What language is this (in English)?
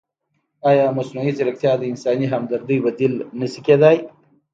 Pashto